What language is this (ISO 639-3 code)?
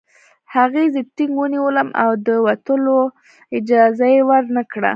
pus